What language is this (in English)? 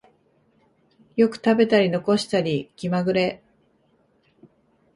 Japanese